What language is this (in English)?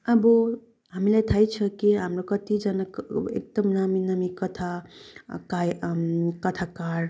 Nepali